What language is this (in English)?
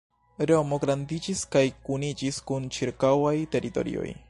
Esperanto